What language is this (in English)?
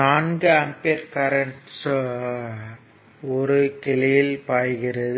Tamil